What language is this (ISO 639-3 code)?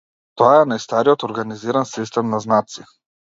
mkd